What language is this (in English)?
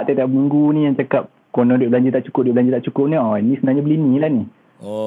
Malay